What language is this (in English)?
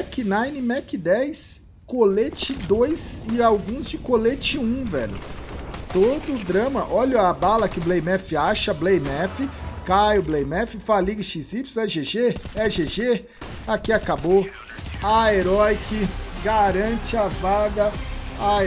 Portuguese